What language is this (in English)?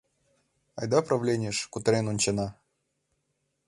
Mari